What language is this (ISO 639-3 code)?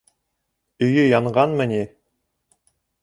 bak